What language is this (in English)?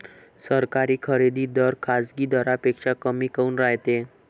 Marathi